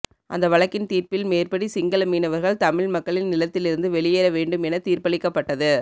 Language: Tamil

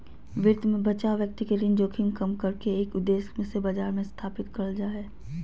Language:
Magahi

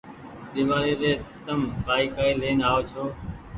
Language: Goaria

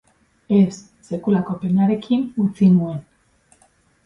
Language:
Basque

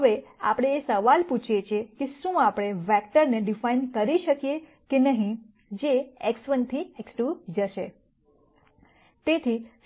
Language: Gujarati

